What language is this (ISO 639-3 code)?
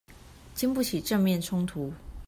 zho